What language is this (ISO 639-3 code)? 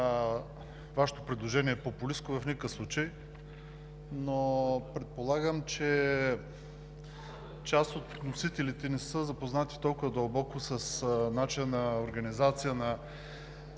bul